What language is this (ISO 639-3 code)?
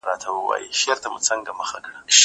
pus